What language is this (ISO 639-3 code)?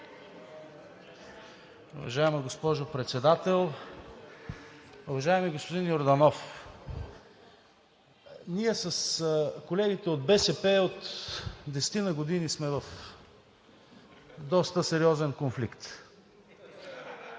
bul